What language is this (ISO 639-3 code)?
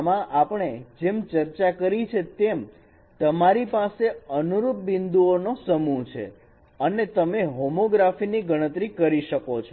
guj